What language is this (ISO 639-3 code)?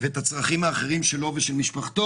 heb